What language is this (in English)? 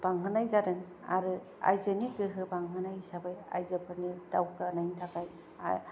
Bodo